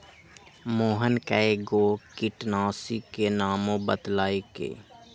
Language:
Magahi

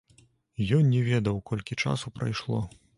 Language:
Belarusian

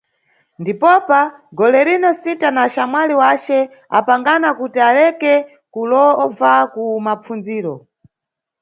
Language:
Nyungwe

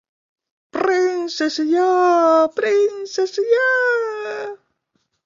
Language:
Latvian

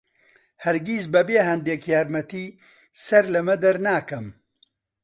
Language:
Central Kurdish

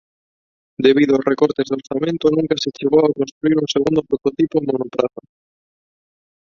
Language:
Galician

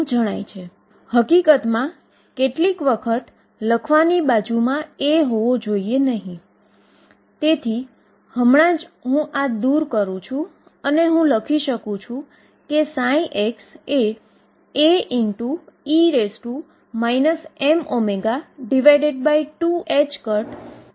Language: Gujarati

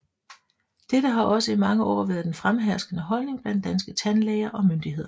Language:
Danish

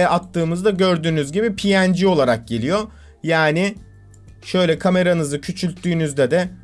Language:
Turkish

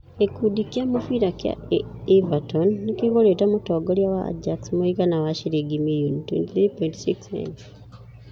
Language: Kikuyu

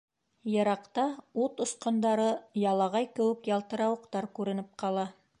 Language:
Bashkir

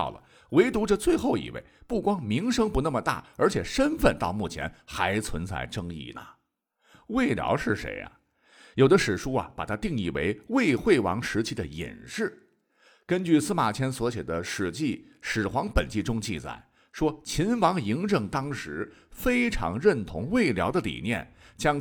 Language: Chinese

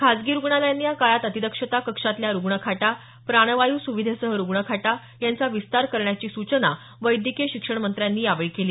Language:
Marathi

